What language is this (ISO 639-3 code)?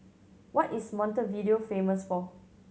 eng